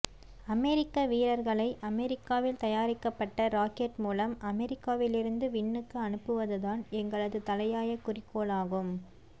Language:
Tamil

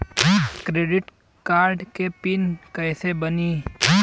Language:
Bhojpuri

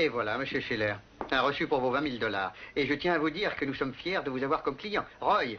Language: French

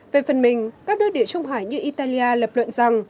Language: Vietnamese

